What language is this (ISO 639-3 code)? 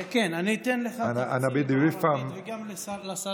heb